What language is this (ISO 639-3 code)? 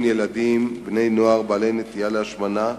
heb